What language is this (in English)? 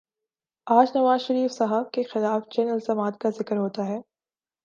Urdu